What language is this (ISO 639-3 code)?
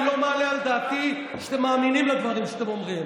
heb